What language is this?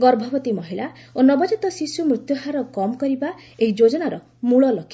Odia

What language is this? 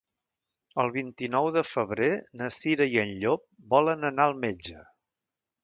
Catalan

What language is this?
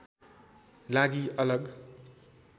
Nepali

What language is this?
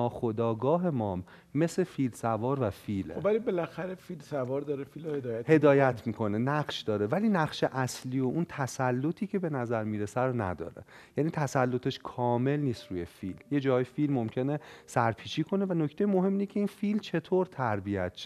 Persian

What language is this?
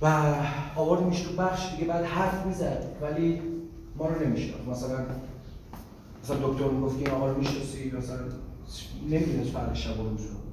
Persian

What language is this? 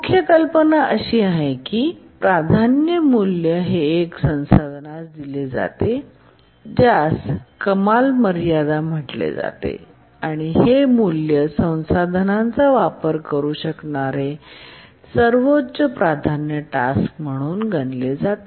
Marathi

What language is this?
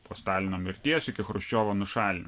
Lithuanian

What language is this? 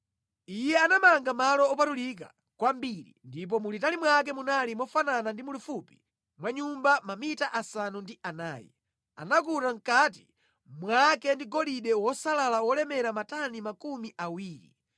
Nyanja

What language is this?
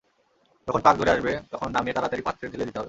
Bangla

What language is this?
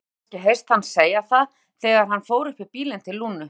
Icelandic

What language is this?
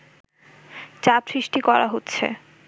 Bangla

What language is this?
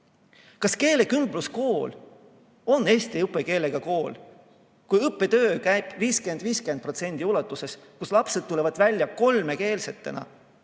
Estonian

